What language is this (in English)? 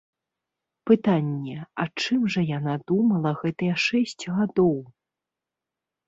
Belarusian